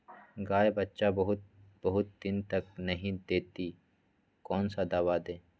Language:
Magahi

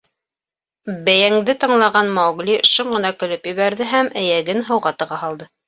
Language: Bashkir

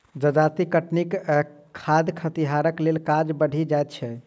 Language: Maithili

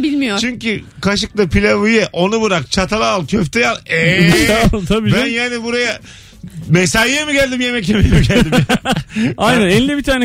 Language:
Turkish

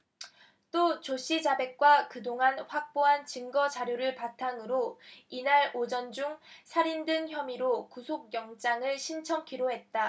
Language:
Korean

